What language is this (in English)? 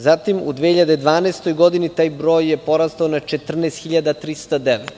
Serbian